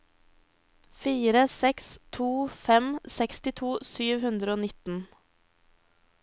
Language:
Norwegian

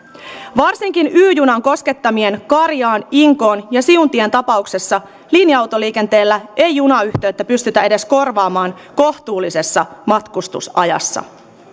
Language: Finnish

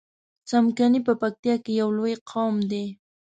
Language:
Pashto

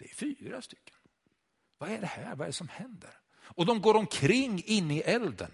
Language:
Swedish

